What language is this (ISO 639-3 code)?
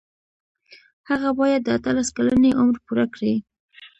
pus